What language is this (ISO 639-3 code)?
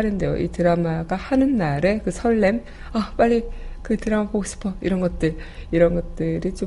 kor